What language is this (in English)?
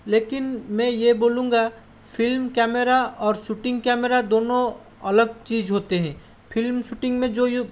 Hindi